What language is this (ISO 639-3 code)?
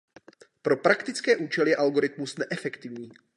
ces